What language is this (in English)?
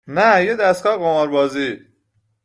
Persian